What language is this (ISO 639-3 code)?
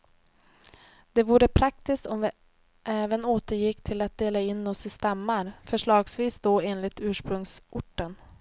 swe